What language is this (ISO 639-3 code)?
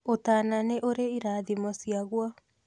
kik